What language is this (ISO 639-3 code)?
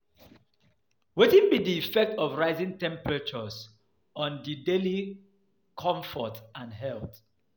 pcm